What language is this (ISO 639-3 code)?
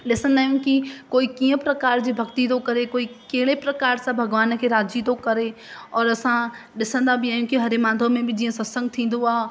snd